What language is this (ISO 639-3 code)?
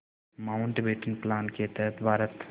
hin